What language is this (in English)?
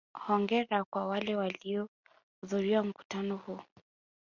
Swahili